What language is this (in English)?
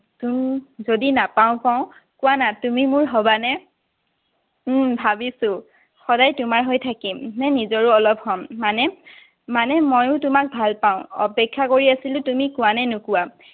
Assamese